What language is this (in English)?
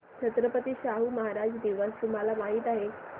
Marathi